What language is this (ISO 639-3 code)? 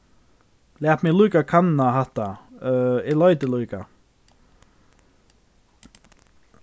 fao